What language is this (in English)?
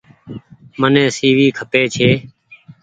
Goaria